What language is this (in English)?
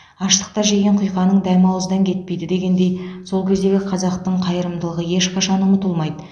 Kazakh